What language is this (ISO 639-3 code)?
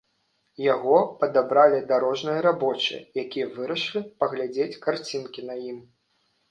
bel